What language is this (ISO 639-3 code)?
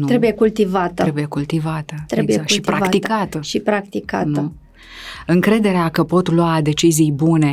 ron